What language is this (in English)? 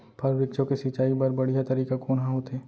Chhattisgarhi